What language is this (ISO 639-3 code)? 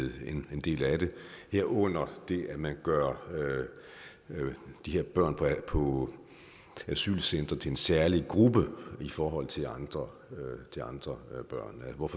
dan